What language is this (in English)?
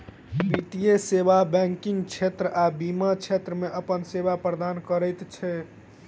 Maithili